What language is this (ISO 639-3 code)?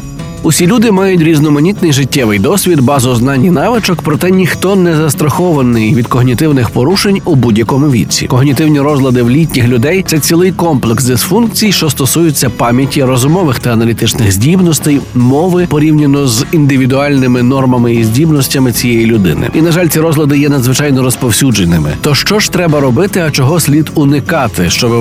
ukr